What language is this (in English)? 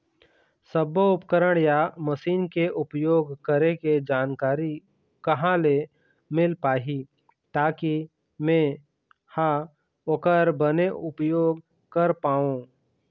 Chhattisgarhi